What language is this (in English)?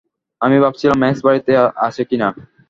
Bangla